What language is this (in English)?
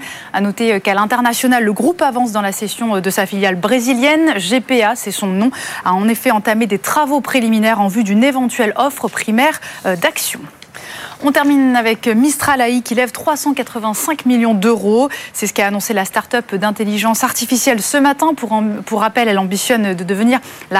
French